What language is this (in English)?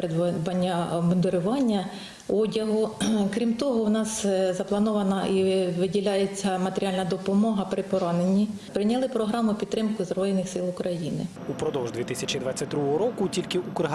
Ukrainian